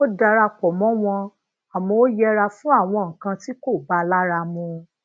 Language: Yoruba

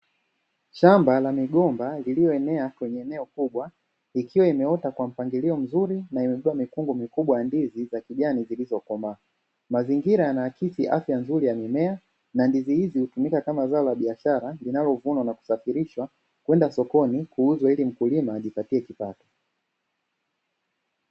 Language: Swahili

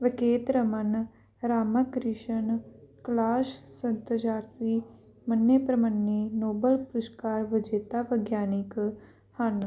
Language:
Punjabi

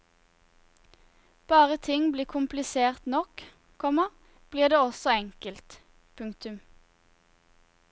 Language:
Norwegian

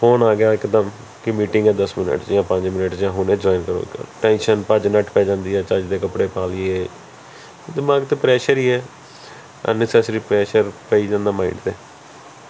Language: Punjabi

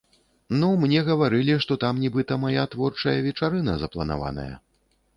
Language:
Belarusian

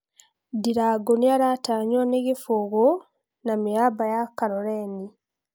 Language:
Kikuyu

